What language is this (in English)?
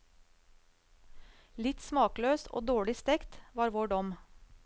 Norwegian